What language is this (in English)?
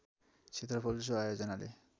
Nepali